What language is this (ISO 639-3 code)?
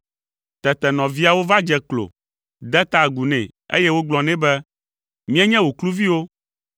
ewe